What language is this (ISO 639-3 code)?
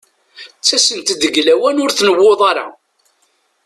kab